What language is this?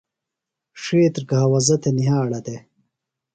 Phalura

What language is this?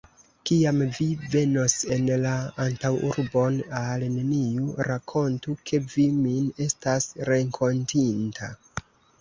Esperanto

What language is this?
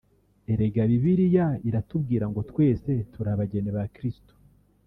Kinyarwanda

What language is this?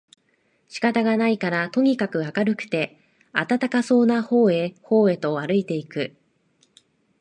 Japanese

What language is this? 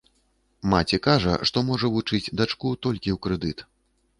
Belarusian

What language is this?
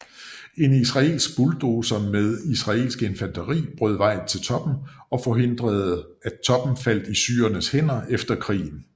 Danish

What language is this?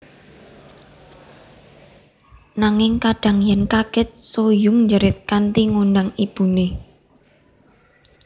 Javanese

